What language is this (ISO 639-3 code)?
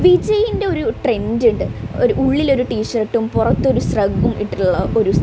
mal